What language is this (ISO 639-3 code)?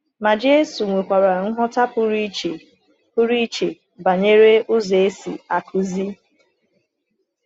ibo